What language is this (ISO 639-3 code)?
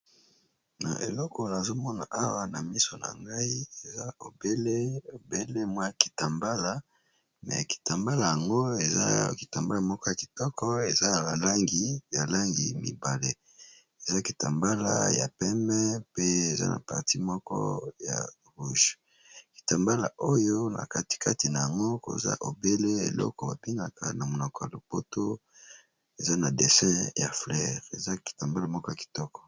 lin